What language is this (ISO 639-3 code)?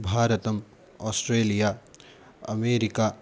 san